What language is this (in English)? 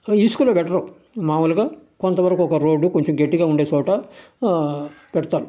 Telugu